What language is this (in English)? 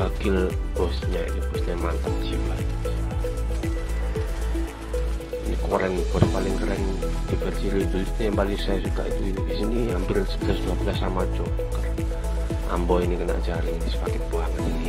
Indonesian